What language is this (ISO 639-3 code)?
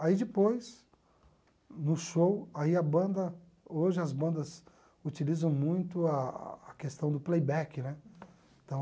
por